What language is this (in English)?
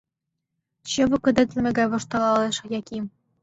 Mari